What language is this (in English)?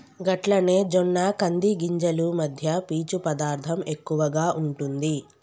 Telugu